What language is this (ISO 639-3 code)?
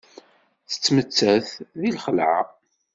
kab